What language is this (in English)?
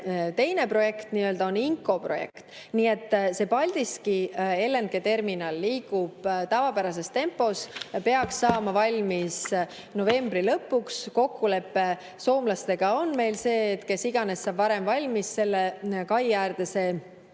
Estonian